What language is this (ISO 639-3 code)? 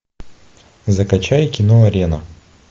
rus